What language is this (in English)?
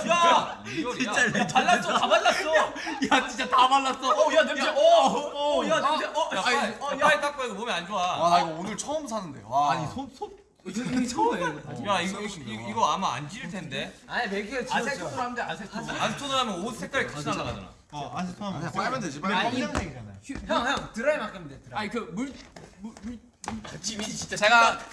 Korean